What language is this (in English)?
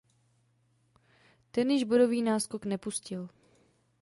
Czech